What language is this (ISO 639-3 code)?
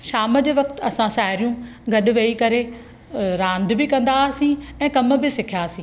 snd